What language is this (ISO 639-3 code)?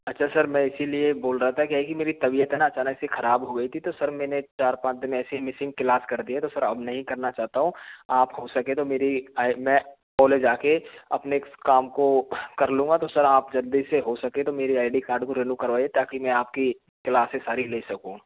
hin